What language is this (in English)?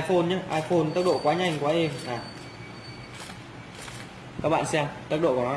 Vietnamese